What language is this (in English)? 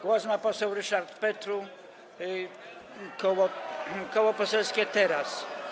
Polish